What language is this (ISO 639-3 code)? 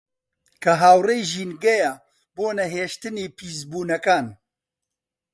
ckb